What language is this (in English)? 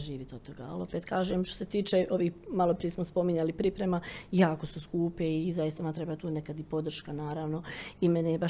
Croatian